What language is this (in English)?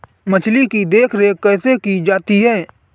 Hindi